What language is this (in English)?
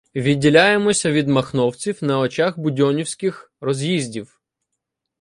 Ukrainian